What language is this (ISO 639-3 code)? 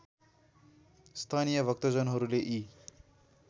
nep